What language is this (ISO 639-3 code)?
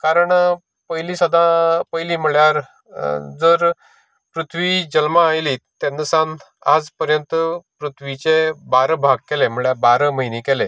kok